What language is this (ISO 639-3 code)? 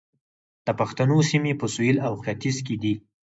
pus